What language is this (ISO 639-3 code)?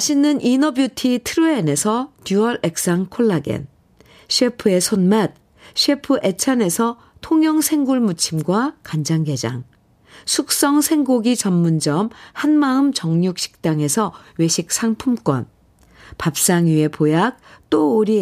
kor